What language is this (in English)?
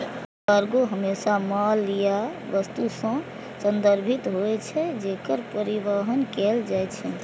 Maithili